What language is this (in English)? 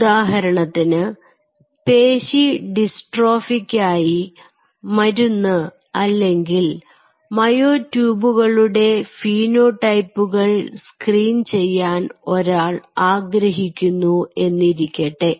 Malayalam